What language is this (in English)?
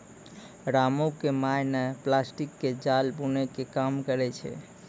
Maithili